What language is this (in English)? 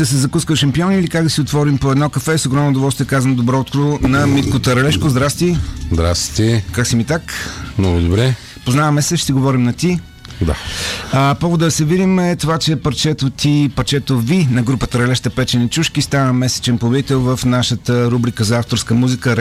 Bulgarian